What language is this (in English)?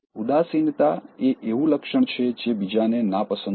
Gujarati